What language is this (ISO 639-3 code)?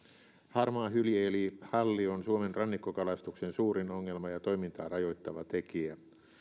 fin